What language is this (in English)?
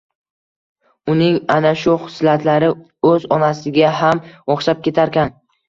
Uzbek